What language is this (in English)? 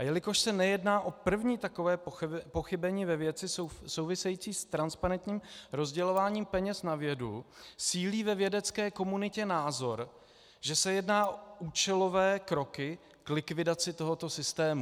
Czech